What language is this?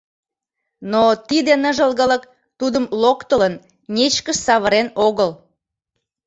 Mari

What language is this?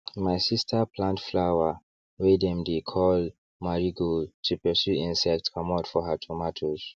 Nigerian Pidgin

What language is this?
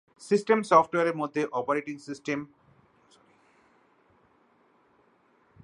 Bangla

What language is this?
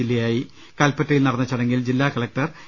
Malayalam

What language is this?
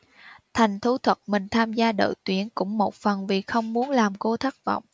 Vietnamese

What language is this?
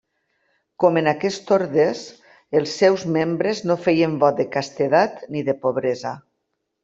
Catalan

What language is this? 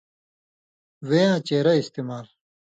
Indus Kohistani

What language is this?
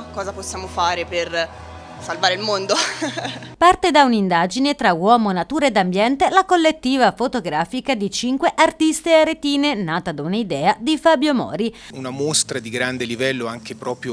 Italian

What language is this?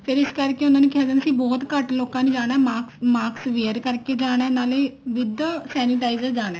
Punjabi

